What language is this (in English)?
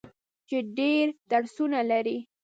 Pashto